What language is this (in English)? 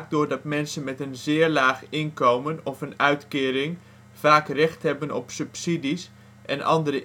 Dutch